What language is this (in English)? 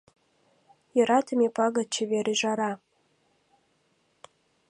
Mari